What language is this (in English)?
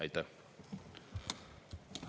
Estonian